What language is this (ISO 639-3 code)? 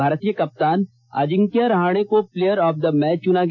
hin